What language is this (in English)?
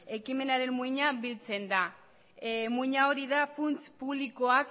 Basque